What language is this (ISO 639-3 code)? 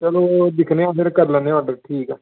doi